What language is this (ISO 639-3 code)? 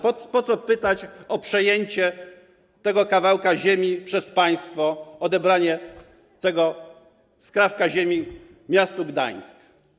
pol